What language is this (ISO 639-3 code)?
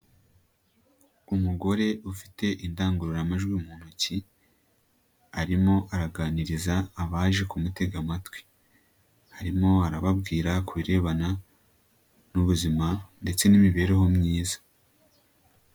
kin